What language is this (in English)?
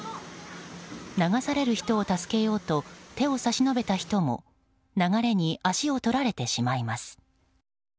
Japanese